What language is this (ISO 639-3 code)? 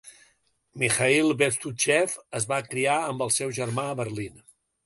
cat